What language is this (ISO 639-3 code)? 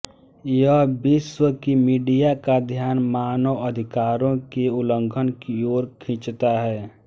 hin